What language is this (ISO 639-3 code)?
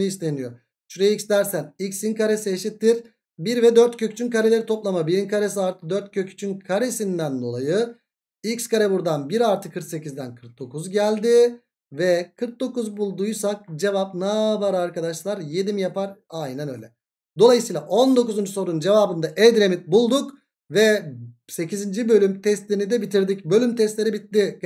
tur